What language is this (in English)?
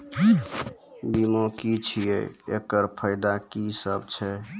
Maithili